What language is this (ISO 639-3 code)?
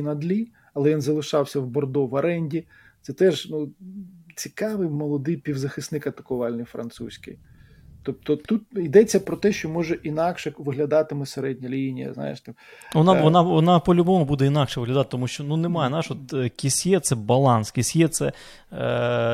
ukr